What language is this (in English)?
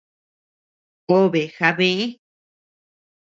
Tepeuxila Cuicatec